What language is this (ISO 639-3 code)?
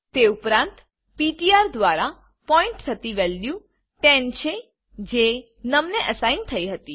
guj